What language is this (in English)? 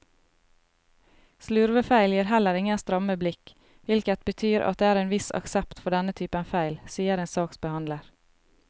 Norwegian